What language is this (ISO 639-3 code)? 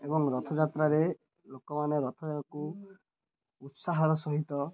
ori